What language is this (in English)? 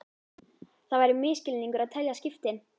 Icelandic